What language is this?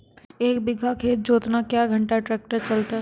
Maithili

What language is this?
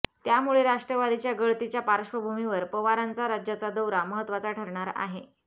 Marathi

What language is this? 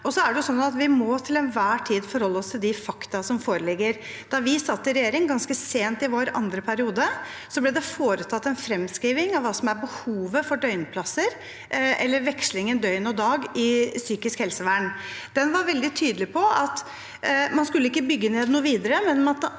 Norwegian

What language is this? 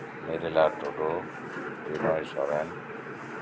Santali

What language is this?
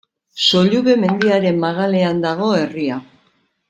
Basque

